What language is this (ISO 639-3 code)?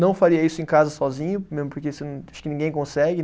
por